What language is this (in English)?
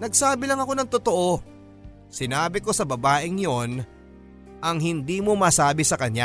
Filipino